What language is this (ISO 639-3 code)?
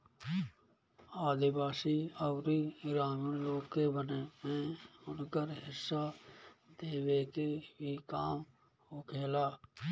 bho